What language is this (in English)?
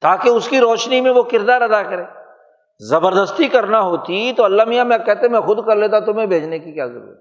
Urdu